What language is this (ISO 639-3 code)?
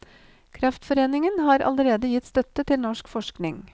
nor